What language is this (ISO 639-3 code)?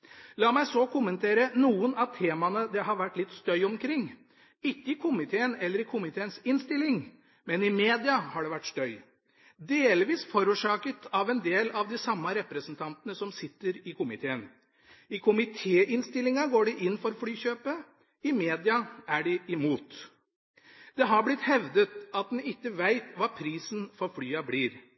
nob